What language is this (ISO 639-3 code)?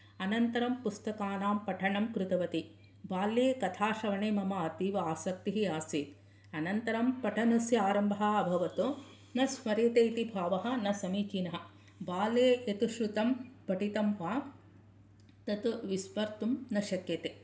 san